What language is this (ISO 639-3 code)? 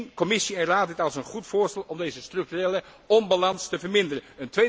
nld